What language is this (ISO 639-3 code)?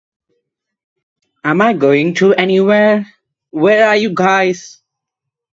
eng